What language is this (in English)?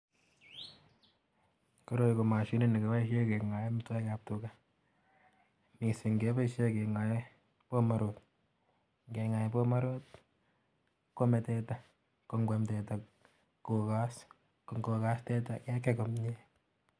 Kalenjin